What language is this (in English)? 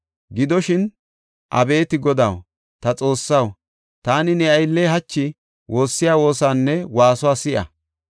Gofa